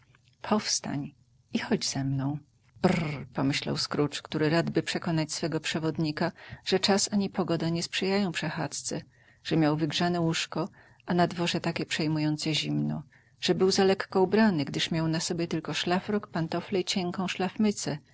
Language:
Polish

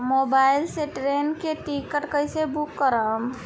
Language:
Bhojpuri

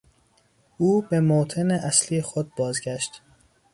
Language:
Persian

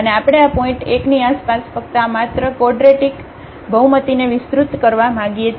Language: Gujarati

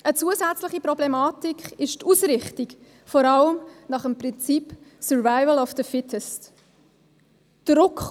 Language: Swiss German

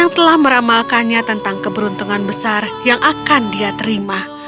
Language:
Indonesian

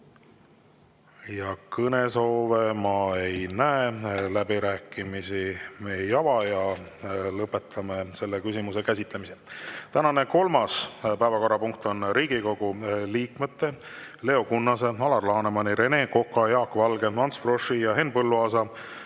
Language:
Estonian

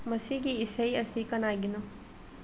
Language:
Manipuri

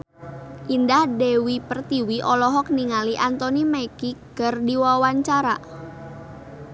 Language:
Sundanese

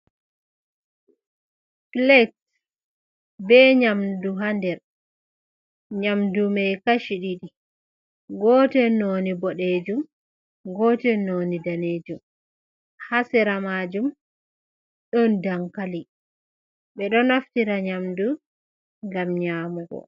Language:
Fula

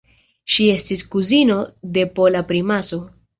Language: Esperanto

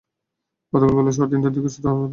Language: Bangla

